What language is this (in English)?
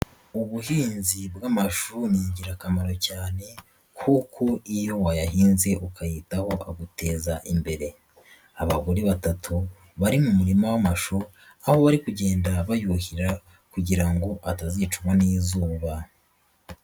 Kinyarwanda